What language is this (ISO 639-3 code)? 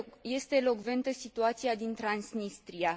ron